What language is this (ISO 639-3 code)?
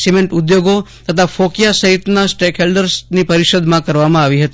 guj